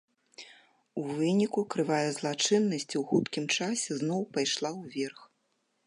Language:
Belarusian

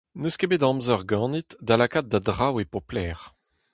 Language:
Breton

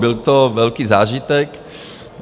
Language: Czech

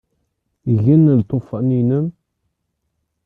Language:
Kabyle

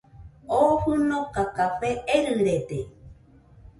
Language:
Nüpode Huitoto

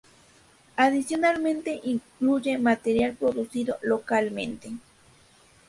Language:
Spanish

